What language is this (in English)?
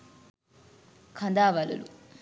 Sinhala